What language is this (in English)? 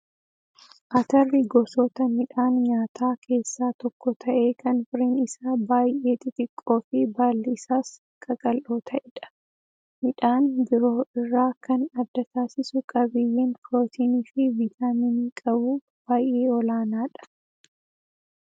Oromo